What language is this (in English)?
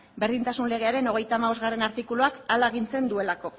Basque